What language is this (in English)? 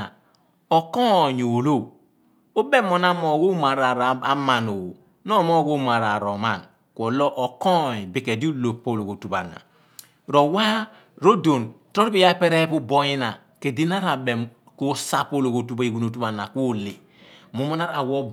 Abua